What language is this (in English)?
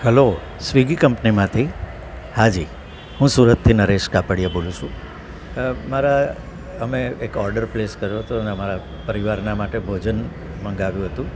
Gujarati